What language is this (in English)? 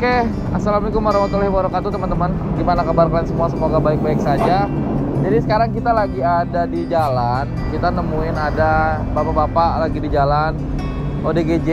Indonesian